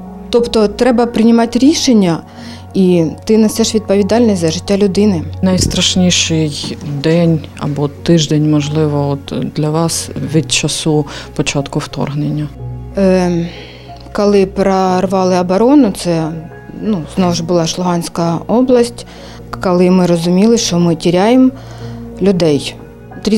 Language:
Ukrainian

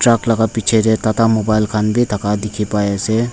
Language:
Naga Pidgin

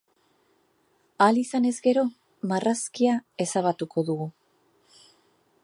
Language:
Basque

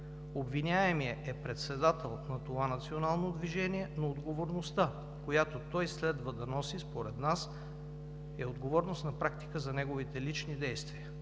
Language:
Bulgarian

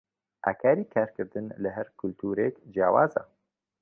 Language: Central Kurdish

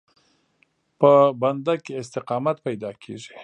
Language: Pashto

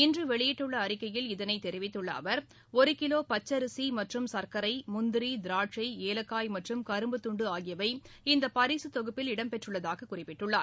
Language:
Tamil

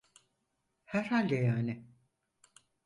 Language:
Turkish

